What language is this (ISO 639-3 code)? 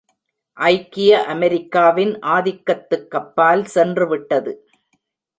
tam